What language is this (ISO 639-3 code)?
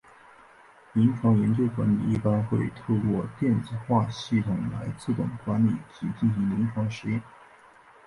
zho